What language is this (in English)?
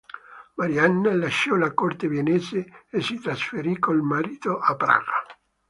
Italian